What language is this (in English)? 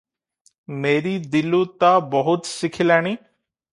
Odia